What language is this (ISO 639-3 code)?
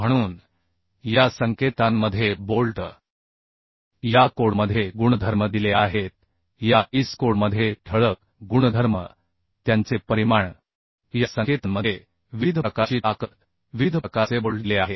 mar